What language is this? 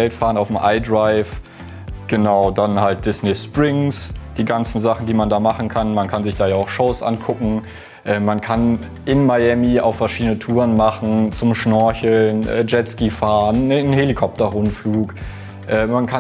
German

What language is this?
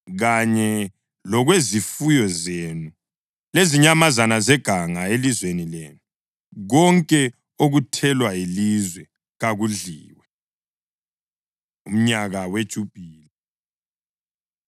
North Ndebele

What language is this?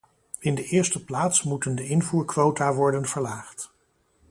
Dutch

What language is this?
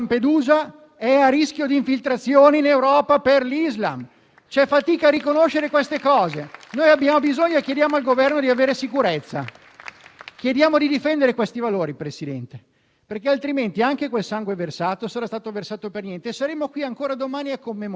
Italian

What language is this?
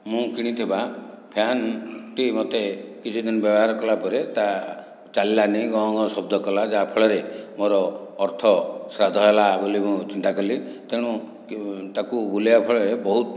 Odia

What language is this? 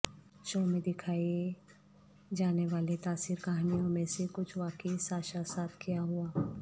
Urdu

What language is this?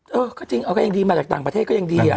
Thai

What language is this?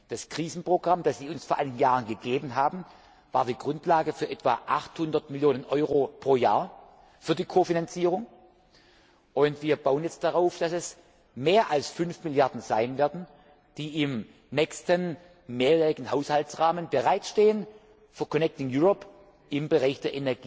German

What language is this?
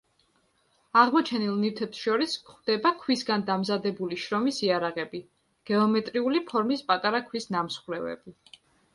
Georgian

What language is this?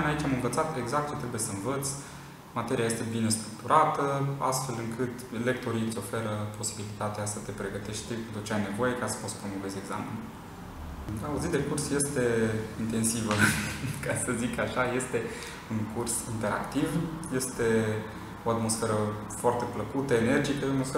Romanian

